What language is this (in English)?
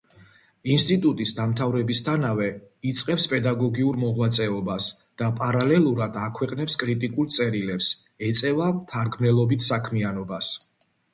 Georgian